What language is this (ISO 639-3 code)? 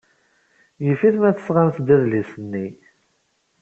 kab